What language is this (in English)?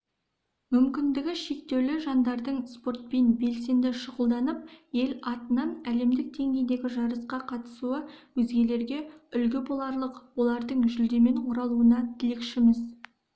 Kazakh